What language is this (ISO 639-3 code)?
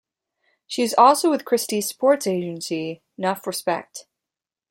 eng